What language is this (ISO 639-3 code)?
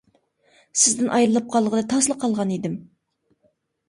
uig